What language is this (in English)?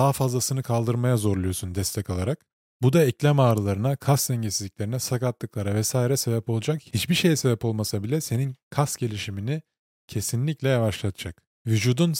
Turkish